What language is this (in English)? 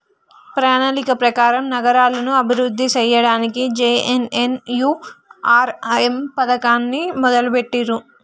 Telugu